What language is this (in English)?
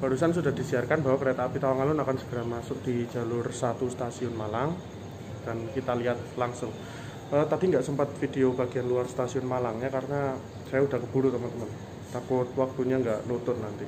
Indonesian